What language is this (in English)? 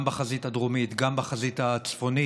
Hebrew